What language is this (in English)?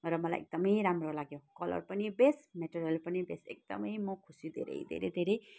Nepali